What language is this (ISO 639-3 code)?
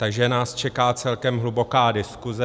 ces